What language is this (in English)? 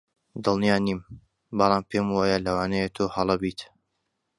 Central Kurdish